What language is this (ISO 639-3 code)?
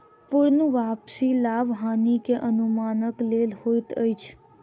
mai